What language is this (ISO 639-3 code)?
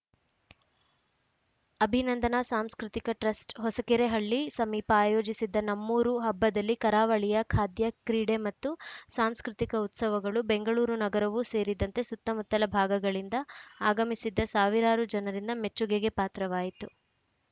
kan